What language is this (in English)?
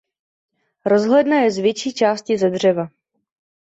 Czech